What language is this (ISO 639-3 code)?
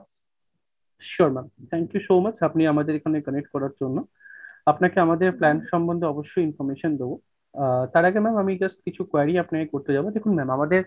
ben